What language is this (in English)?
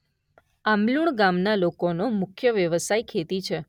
Gujarati